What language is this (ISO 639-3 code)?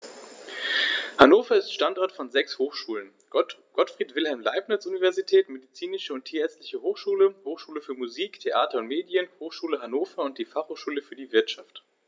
deu